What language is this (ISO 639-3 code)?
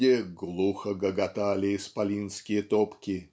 rus